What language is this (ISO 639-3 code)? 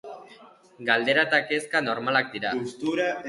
eus